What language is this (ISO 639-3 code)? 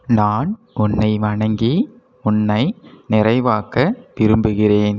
tam